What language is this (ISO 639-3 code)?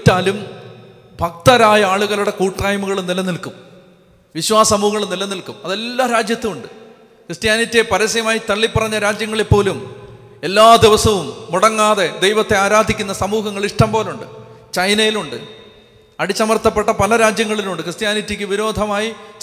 mal